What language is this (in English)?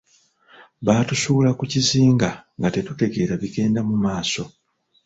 Ganda